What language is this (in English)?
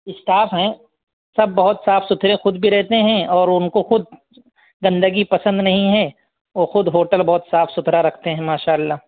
Urdu